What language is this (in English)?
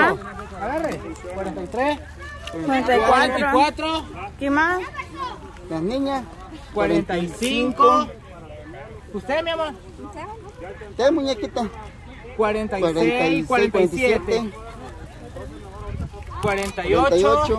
Spanish